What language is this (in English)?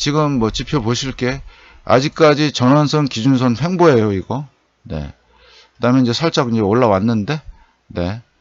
Korean